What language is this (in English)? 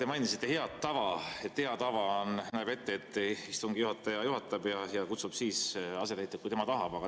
Estonian